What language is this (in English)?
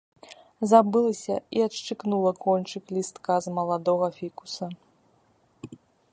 Belarusian